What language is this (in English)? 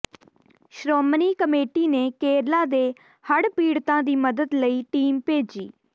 Punjabi